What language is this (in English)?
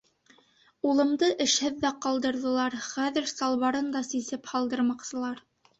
Bashkir